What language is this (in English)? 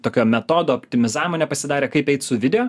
Lithuanian